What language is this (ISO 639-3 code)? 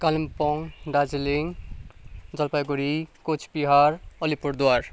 nep